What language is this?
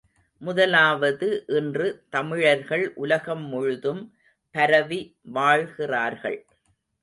Tamil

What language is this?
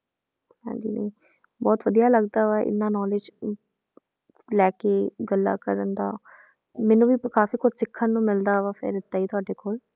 Punjabi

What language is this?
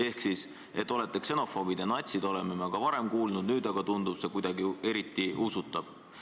Estonian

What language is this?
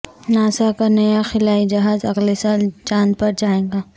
Urdu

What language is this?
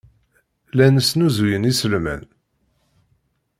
Kabyle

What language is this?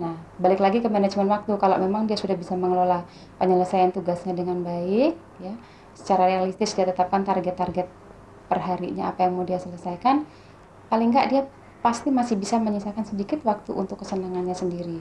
Indonesian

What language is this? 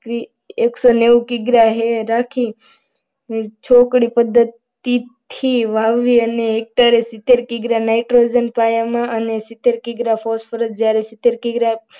Gujarati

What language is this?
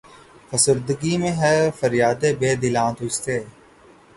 Urdu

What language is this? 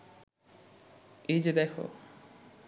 Bangla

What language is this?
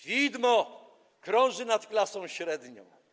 Polish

